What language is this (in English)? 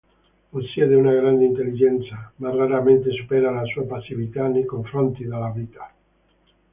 Italian